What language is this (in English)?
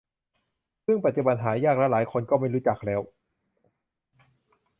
Thai